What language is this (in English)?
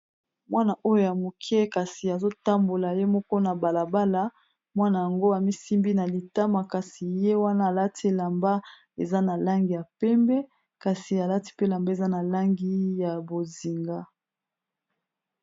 Lingala